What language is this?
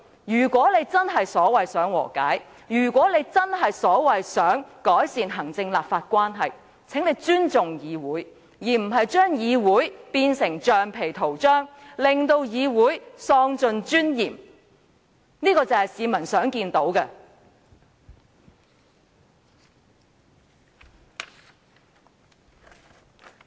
Cantonese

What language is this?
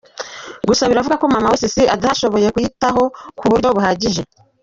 Kinyarwanda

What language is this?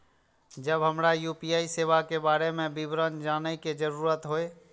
Maithili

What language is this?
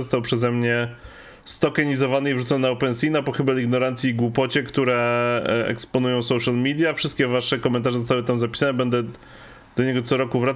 Polish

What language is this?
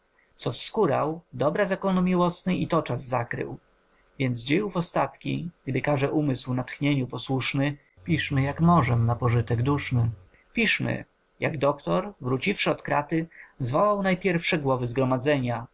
Polish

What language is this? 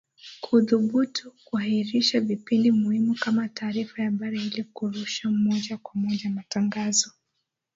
Swahili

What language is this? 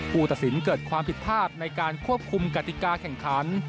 Thai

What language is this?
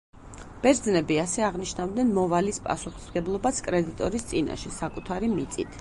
Georgian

